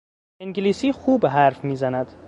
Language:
Persian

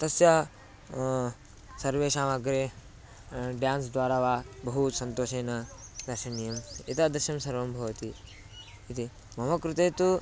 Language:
Sanskrit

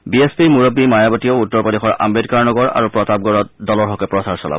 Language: Assamese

